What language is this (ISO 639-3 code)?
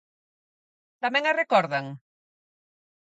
glg